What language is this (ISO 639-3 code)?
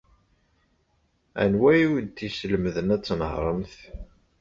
kab